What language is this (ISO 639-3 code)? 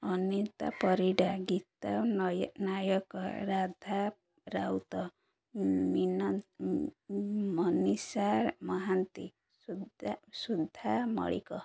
ori